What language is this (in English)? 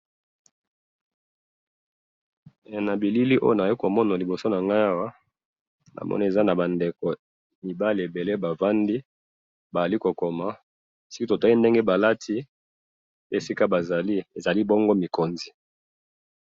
Lingala